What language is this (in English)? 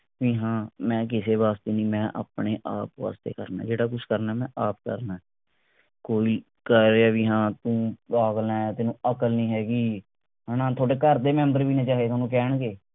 Punjabi